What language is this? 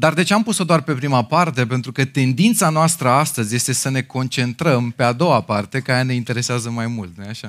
Romanian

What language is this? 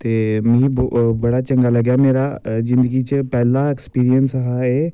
Dogri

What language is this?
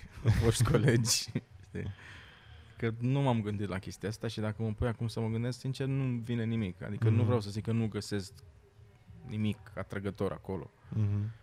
Romanian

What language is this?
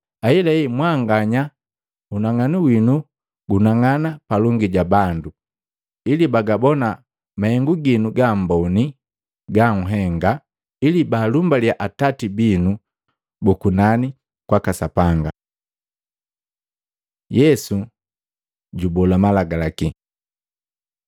Matengo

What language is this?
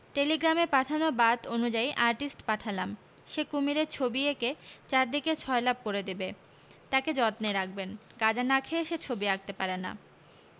Bangla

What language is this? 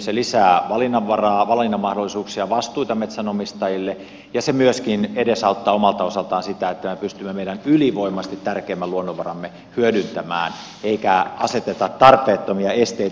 Finnish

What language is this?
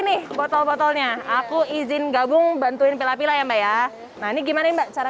Indonesian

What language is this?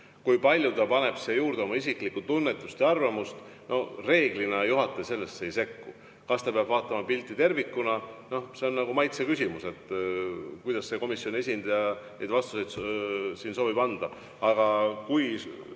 Estonian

